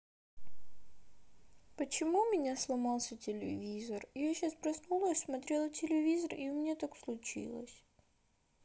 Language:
Russian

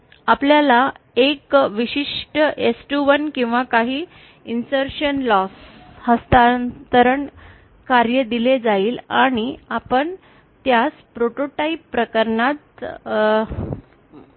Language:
Marathi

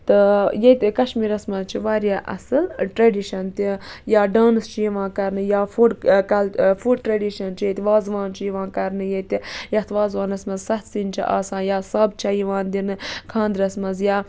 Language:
Kashmiri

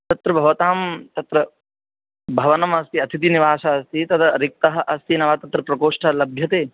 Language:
Sanskrit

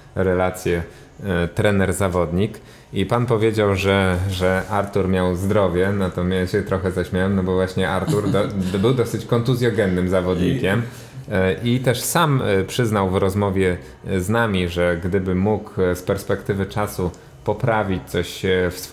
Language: Polish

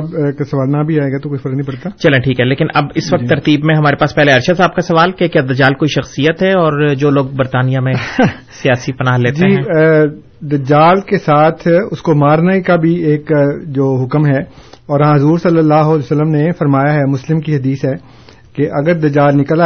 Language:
Urdu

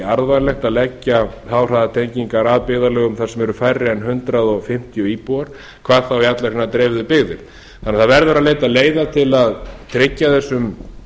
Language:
Icelandic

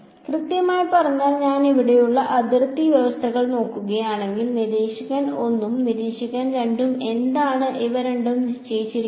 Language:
Malayalam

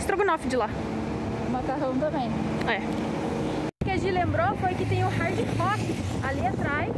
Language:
Portuguese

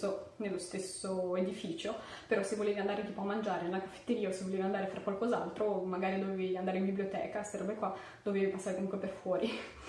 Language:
Italian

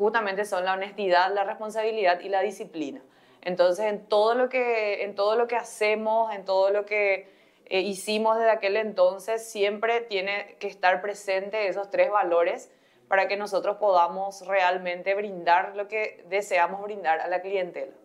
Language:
Spanish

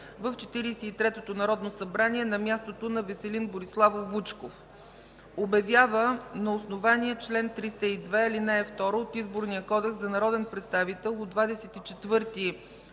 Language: Bulgarian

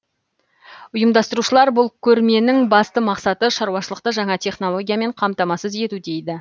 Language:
Kazakh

